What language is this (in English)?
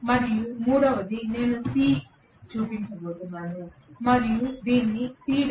Telugu